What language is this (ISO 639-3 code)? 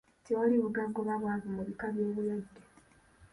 lug